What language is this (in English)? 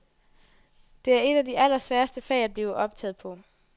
Danish